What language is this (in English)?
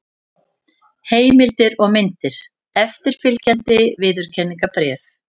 Icelandic